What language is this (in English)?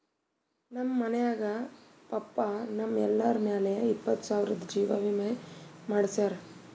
Kannada